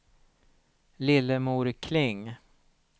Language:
Swedish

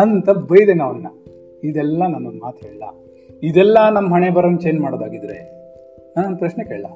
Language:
Kannada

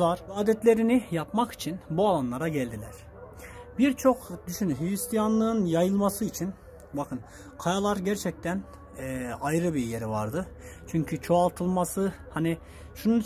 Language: Turkish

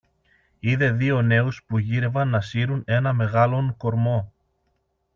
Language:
Greek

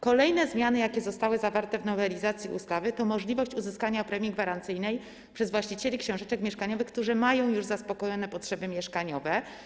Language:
Polish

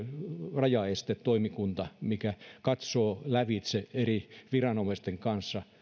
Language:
Finnish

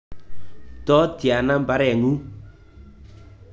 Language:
Kalenjin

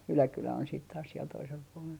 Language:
Finnish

